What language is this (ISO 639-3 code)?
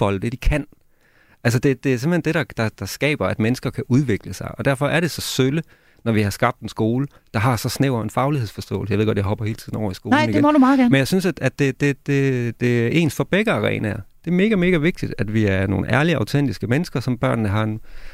dan